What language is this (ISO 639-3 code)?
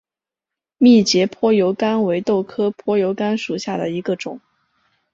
zho